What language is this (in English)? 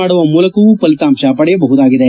Kannada